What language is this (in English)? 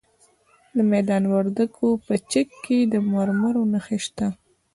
Pashto